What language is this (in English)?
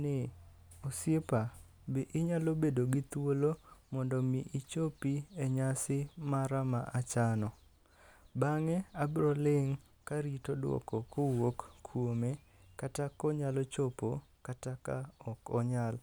Luo (Kenya and Tanzania)